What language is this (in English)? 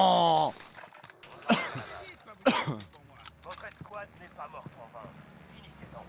French